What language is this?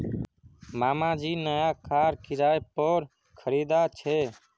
Magahi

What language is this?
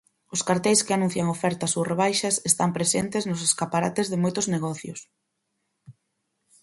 Galician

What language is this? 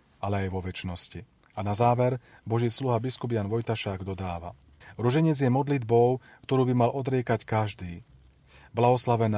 Slovak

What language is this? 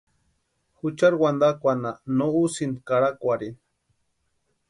Western Highland Purepecha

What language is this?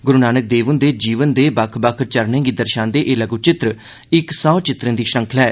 Dogri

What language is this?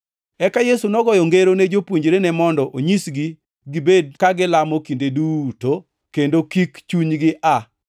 Luo (Kenya and Tanzania)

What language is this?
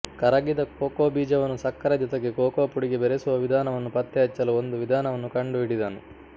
Kannada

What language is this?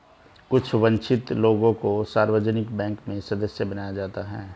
Hindi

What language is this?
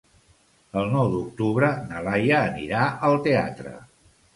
Catalan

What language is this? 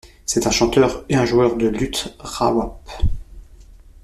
French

